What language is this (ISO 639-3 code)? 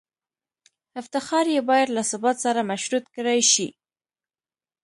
pus